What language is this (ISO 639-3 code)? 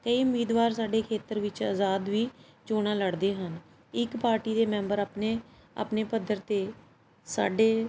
pan